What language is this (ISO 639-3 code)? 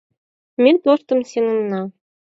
chm